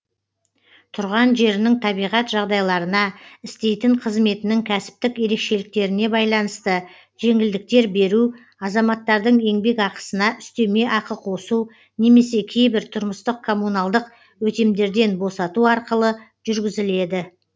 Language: Kazakh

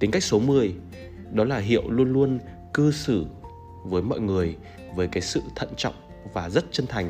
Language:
Vietnamese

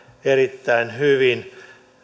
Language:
Finnish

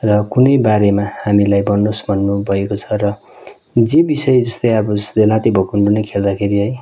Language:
Nepali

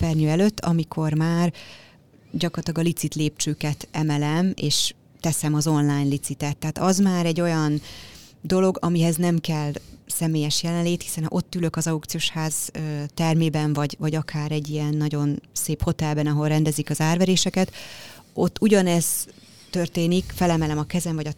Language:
Hungarian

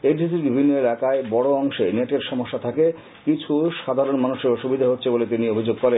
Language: Bangla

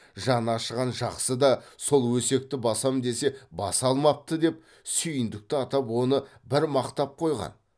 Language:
Kazakh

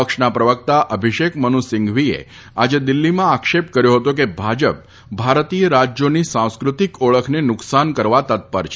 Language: Gujarati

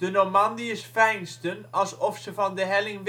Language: Dutch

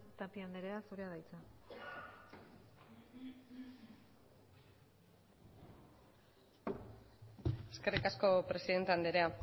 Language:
Basque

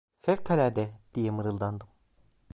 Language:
Turkish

